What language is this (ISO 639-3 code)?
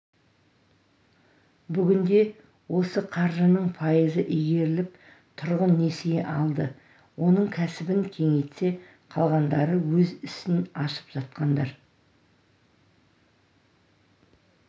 kaz